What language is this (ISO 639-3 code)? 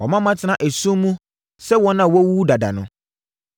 aka